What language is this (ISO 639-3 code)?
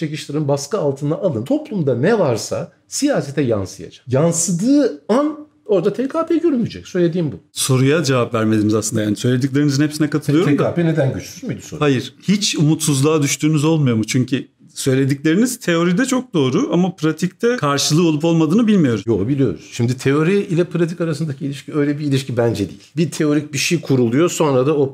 tur